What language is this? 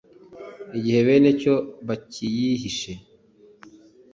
Kinyarwanda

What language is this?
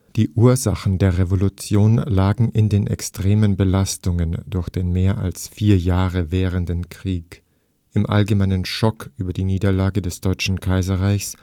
German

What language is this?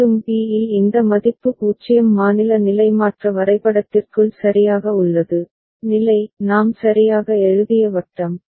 Tamil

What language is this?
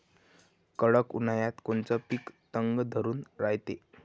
Marathi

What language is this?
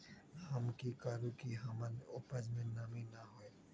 Magahi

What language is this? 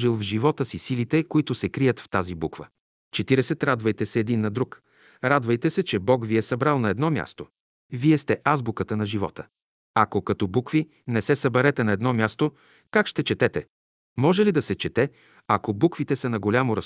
Bulgarian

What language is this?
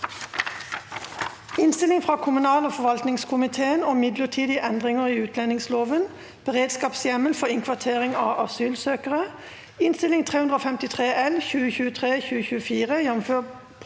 Norwegian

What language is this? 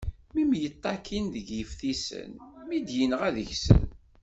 Kabyle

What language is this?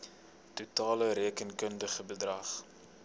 Afrikaans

